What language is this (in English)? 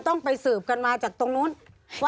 Thai